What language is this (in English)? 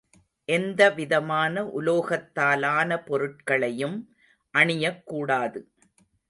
Tamil